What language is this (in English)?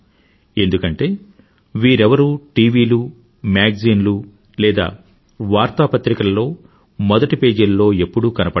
Telugu